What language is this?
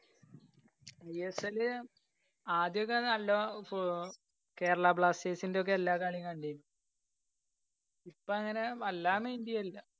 Malayalam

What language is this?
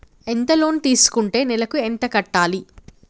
Telugu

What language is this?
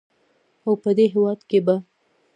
Pashto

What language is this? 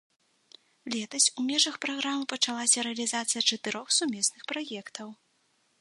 Belarusian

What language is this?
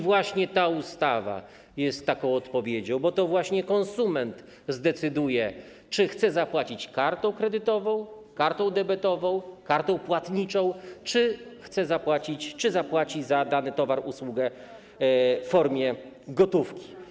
Polish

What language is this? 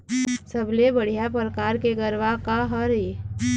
Chhattisgarhi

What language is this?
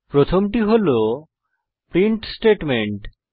Bangla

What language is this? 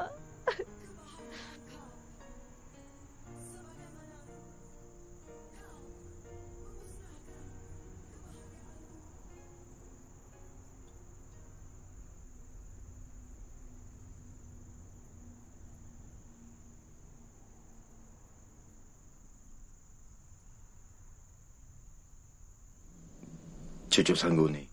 Malay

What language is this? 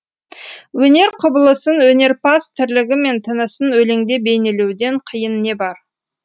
Kazakh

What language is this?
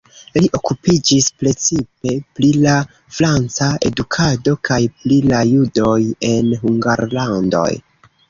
Esperanto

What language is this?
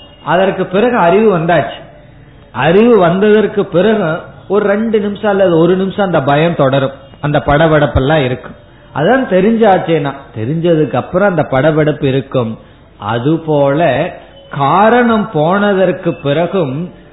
Tamil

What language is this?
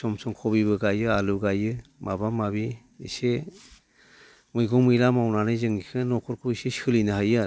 Bodo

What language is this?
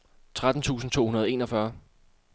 Danish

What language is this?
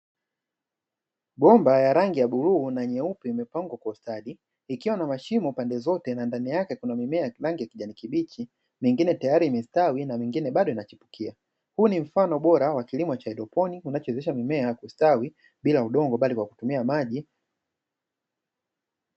Swahili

